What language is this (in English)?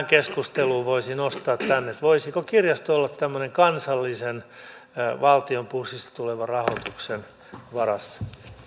Finnish